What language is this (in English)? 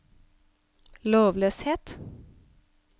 Norwegian